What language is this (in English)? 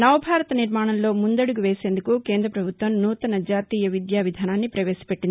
Telugu